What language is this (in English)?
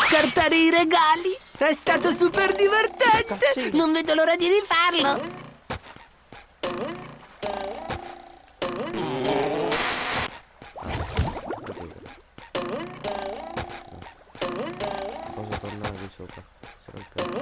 Italian